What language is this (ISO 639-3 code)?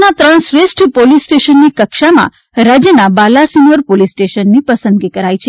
guj